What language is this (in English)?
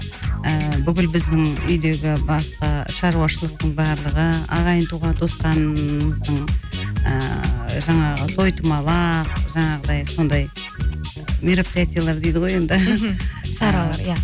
Kazakh